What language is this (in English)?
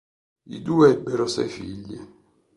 Italian